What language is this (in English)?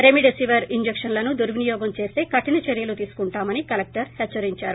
Telugu